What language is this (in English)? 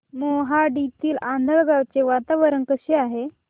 Marathi